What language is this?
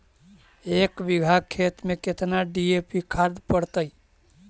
Magahi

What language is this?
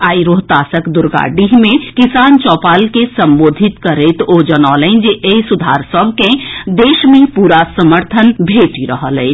Maithili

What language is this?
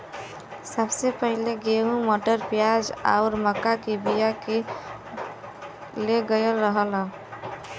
Bhojpuri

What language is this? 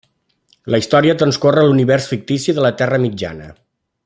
Catalan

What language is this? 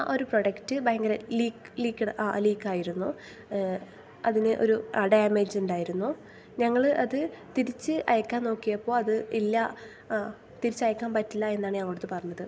Malayalam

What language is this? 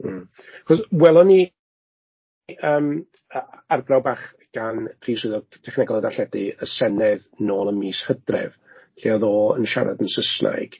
Welsh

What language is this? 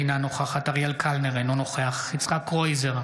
Hebrew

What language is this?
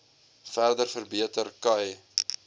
Afrikaans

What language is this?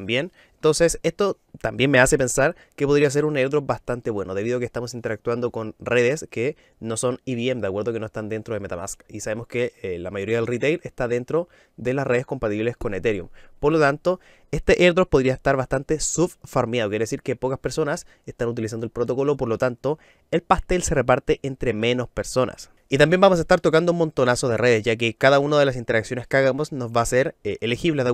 Spanish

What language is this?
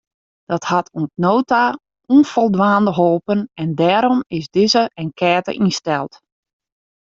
Western Frisian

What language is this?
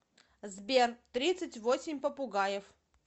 Russian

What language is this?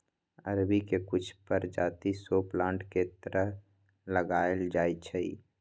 Magahi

